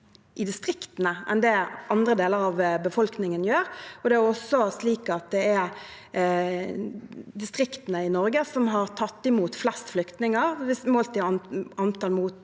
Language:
Norwegian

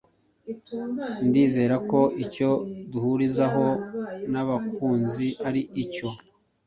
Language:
Kinyarwanda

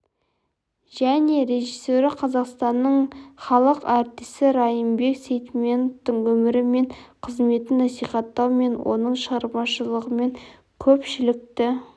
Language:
Kazakh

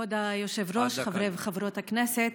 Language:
Hebrew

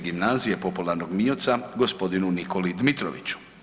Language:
Croatian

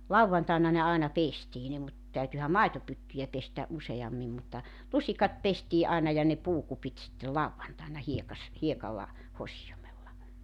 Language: Finnish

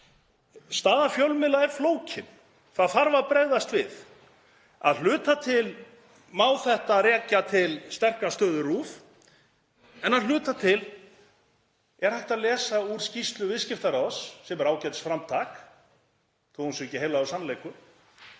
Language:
Icelandic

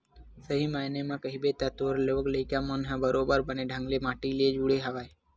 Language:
Chhattisgarhi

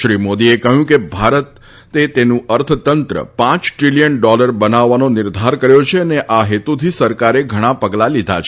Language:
Gujarati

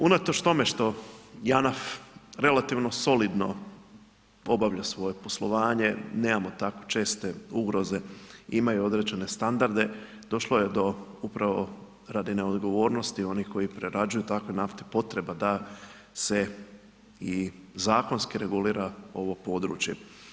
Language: Croatian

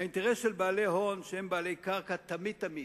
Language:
Hebrew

